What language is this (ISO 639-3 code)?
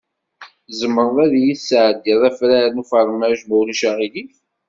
kab